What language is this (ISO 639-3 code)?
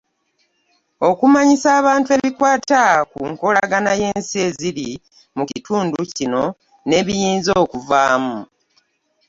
lug